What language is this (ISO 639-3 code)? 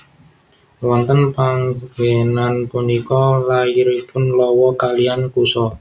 jav